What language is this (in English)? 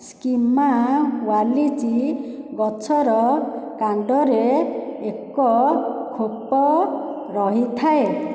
Odia